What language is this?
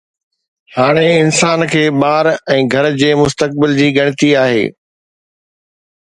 Sindhi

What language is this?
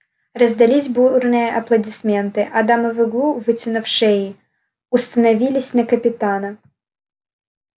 Russian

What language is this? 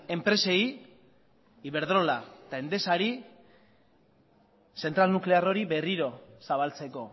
Basque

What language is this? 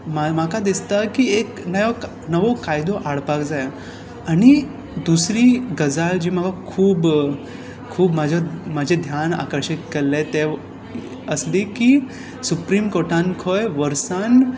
Konkani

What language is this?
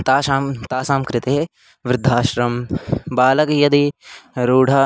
Sanskrit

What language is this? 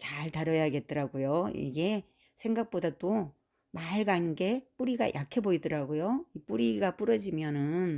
Korean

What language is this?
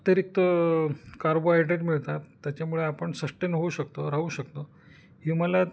Marathi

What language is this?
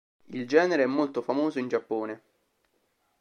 Italian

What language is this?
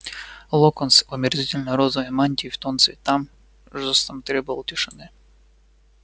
Russian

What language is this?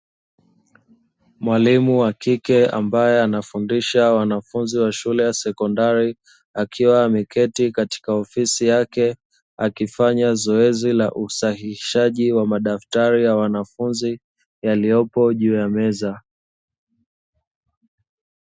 Swahili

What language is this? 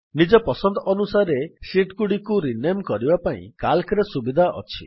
Odia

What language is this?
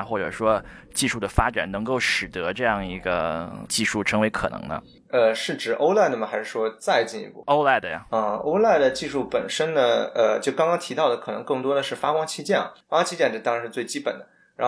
Chinese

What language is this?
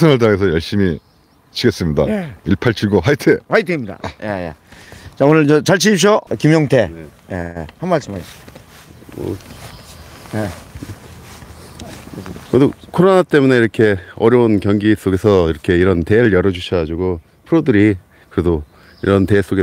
Korean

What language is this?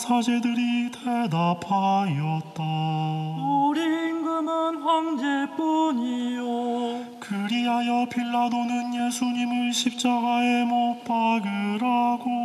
Korean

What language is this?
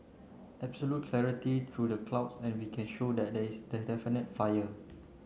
English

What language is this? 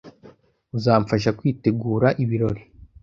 Kinyarwanda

